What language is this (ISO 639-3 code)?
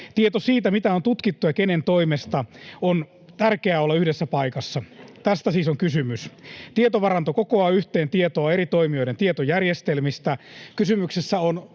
fin